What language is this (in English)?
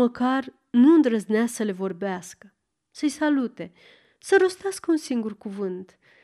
Romanian